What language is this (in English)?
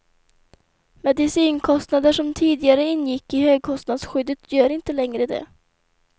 Swedish